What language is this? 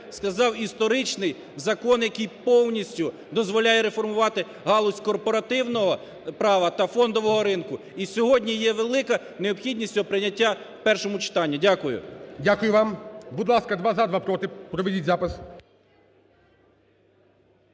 Ukrainian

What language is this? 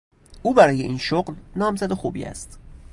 Persian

